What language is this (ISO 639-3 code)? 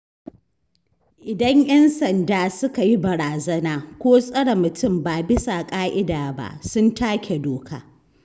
hau